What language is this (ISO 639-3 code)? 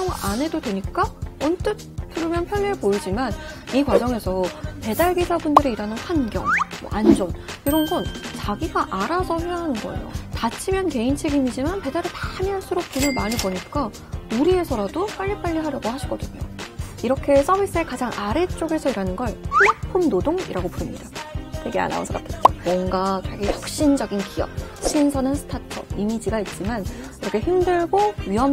kor